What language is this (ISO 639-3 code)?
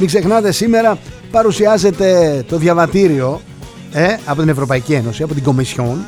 ell